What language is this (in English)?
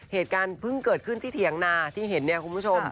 Thai